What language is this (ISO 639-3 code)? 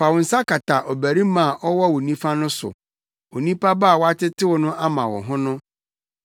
aka